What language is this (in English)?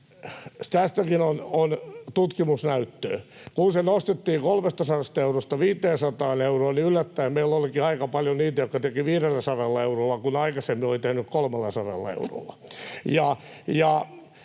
Finnish